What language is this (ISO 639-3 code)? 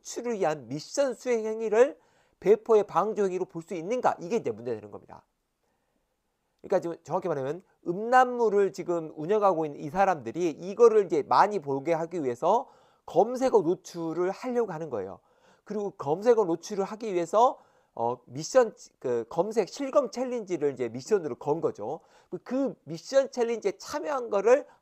kor